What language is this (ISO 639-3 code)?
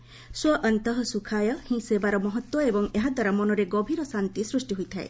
ori